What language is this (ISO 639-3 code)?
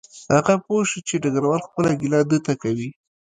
pus